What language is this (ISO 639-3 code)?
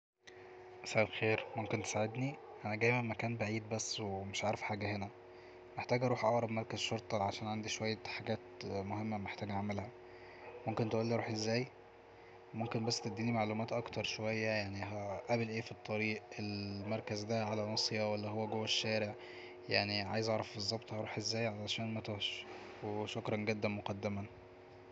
arz